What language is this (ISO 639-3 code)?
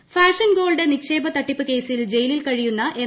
mal